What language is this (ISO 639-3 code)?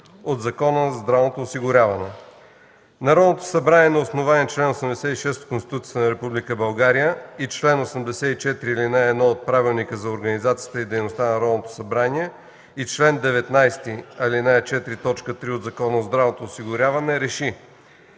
bul